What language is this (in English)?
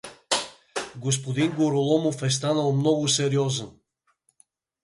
Bulgarian